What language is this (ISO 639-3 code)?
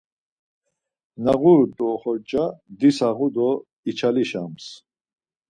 lzz